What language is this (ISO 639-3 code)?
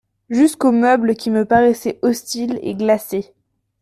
fra